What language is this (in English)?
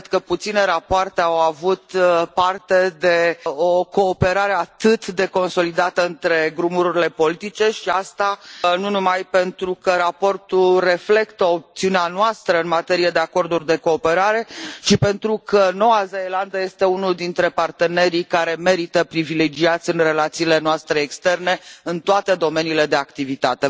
Romanian